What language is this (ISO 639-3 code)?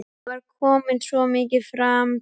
isl